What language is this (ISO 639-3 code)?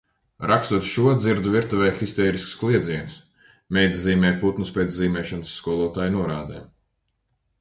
lav